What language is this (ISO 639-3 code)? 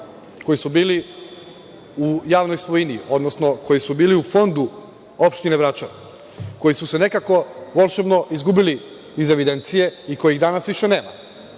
srp